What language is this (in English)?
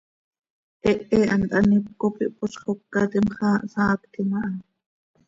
Seri